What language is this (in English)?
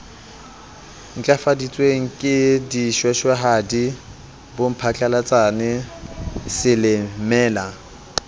Southern Sotho